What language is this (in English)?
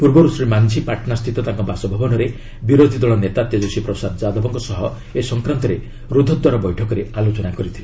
Odia